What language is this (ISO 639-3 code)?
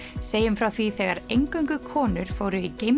isl